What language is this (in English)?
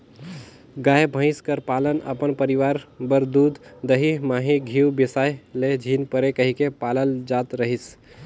Chhattisgarhi